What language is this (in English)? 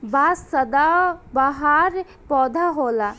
Bhojpuri